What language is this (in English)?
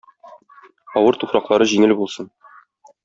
Tatar